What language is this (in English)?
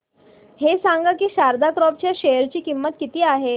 Marathi